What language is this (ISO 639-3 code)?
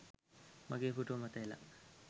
sin